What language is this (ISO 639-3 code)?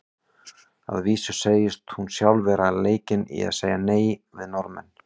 isl